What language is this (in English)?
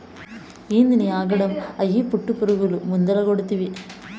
Telugu